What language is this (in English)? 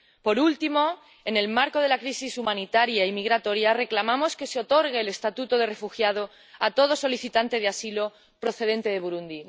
Spanish